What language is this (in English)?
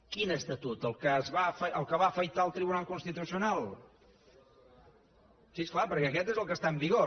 Catalan